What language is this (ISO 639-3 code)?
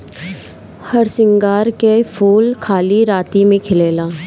bho